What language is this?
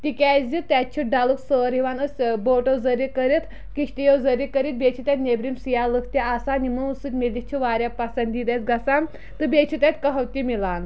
Kashmiri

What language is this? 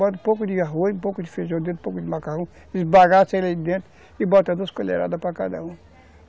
Portuguese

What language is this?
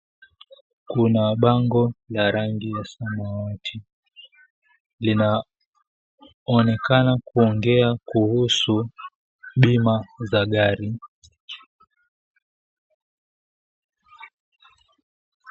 Swahili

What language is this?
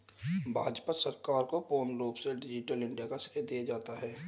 Hindi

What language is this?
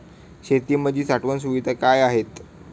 Marathi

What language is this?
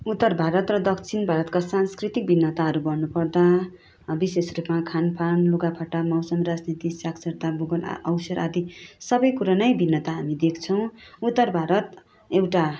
Nepali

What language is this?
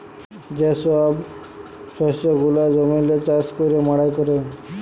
Bangla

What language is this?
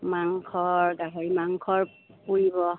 Assamese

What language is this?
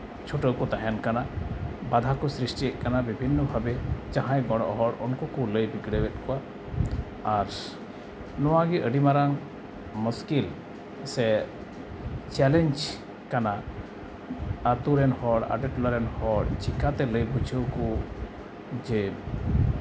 Santali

